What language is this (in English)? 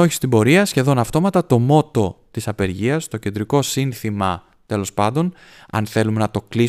Greek